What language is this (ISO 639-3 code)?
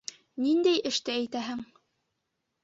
bak